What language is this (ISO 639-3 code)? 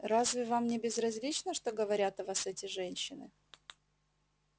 rus